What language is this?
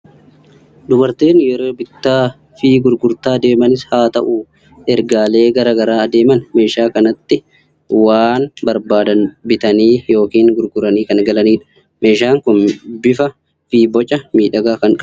Oromo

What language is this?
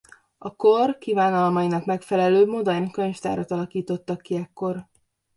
Hungarian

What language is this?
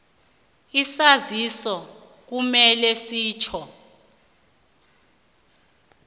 South Ndebele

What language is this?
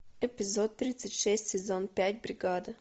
Russian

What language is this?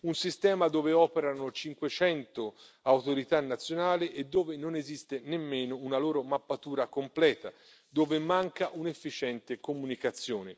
Italian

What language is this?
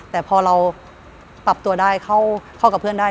Thai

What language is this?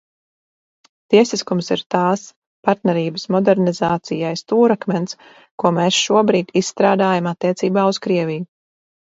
Latvian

